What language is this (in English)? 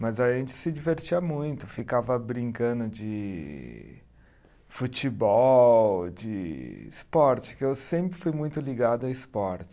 Portuguese